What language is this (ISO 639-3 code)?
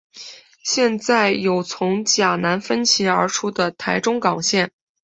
zho